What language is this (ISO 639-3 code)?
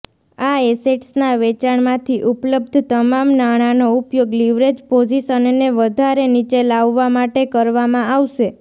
guj